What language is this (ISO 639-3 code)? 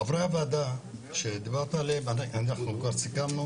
heb